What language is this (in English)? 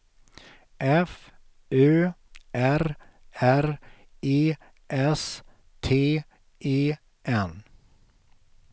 Swedish